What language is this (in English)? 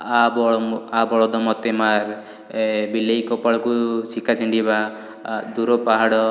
Odia